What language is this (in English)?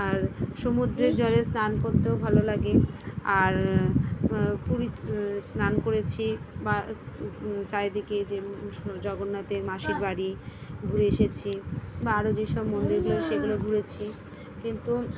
Bangla